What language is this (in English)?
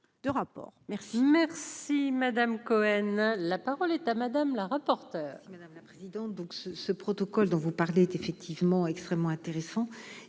French